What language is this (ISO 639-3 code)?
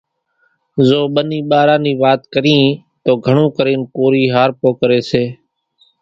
gjk